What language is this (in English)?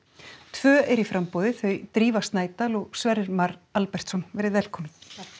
Icelandic